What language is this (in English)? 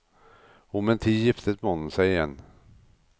Norwegian